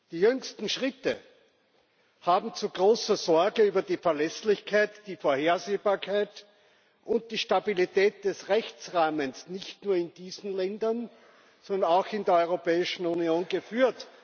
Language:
German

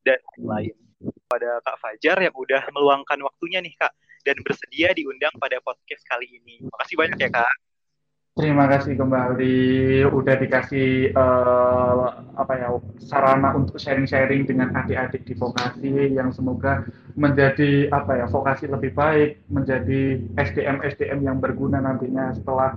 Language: Indonesian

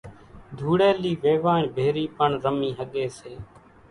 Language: Kachi Koli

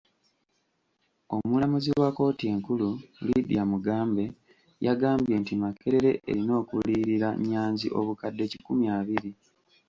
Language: Ganda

